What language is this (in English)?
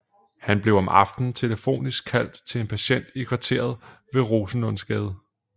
Danish